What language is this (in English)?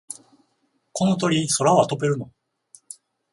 Japanese